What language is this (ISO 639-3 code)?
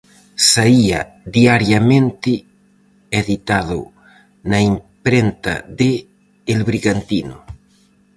glg